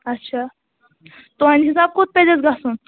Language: Kashmiri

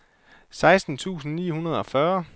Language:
Danish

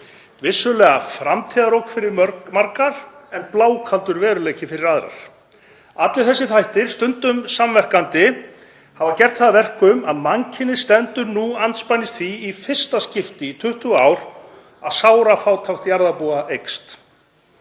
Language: Icelandic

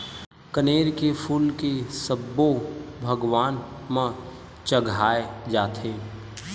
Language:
Chhattisgarhi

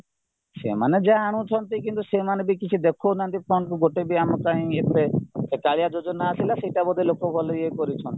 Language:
Odia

